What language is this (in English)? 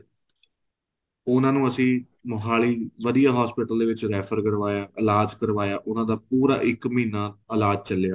Punjabi